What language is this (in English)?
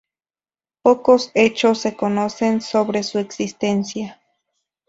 Spanish